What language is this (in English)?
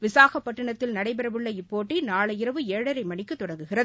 Tamil